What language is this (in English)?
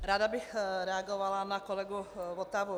Czech